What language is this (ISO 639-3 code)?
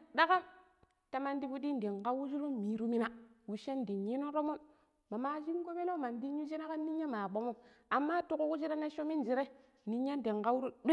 pip